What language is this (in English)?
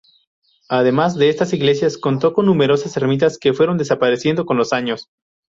Spanish